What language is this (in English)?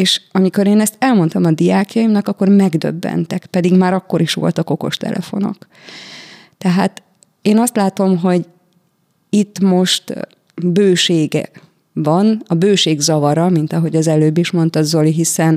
Hungarian